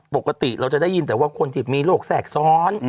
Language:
Thai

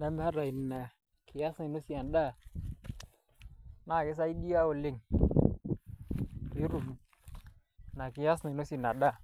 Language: Masai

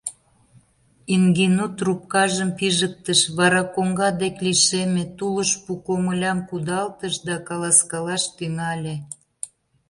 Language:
Mari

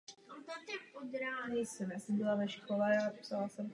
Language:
Czech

